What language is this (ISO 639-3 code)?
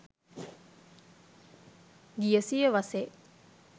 sin